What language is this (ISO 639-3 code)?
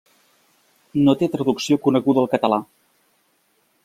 cat